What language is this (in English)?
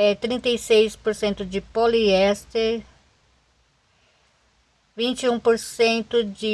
Portuguese